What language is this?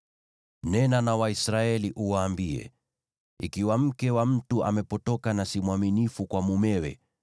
Swahili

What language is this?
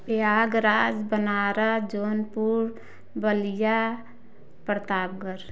Hindi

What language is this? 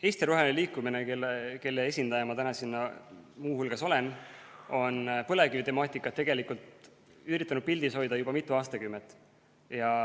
Estonian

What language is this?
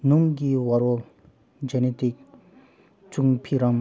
Manipuri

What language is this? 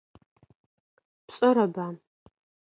Adyghe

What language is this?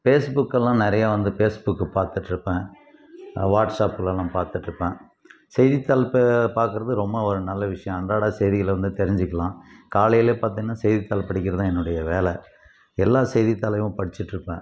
Tamil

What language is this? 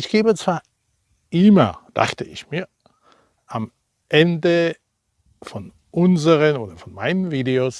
German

